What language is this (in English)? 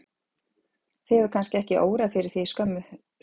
Icelandic